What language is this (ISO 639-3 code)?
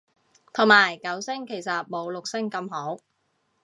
yue